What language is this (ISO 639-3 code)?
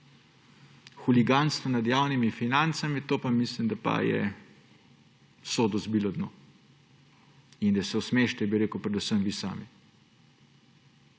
slv